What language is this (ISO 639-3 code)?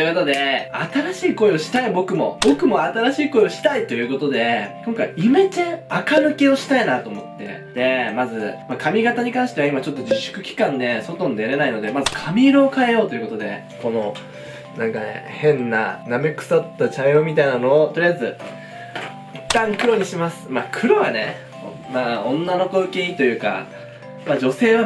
jpn